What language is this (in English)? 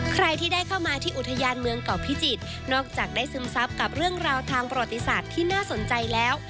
Thai